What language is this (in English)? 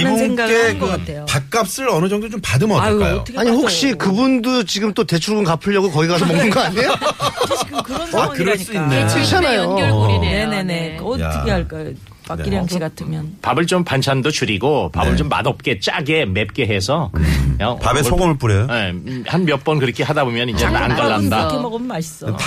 Korean